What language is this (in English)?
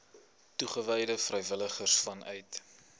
Afrikaans